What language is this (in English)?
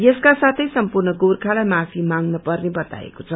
Nepali